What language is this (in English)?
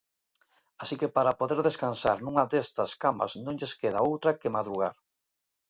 Galician